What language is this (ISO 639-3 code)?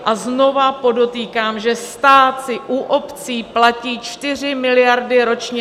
ces